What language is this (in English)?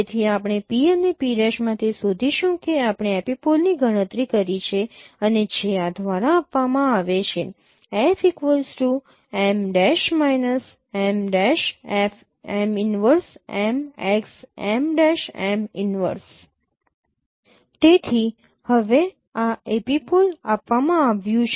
Gujarati